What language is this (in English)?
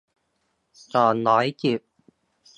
Thai